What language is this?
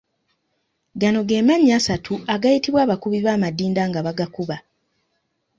Ganda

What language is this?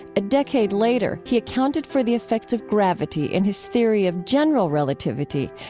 English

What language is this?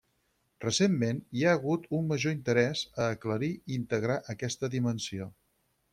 Catalan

